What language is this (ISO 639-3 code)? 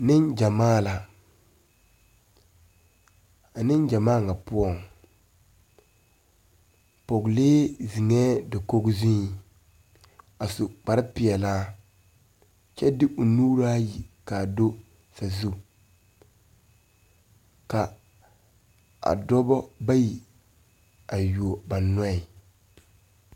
dga